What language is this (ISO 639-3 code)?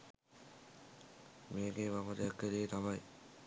sin